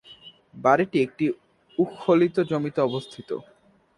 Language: Bangla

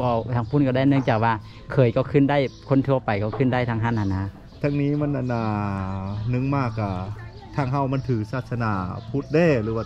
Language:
Thai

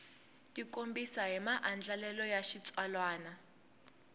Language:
Tsonga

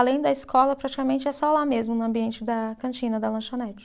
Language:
Portuguese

